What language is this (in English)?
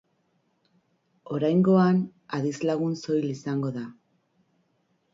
Basque